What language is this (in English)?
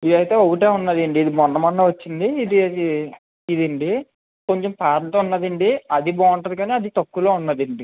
Telugu